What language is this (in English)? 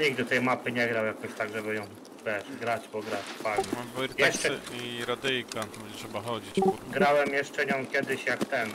Polish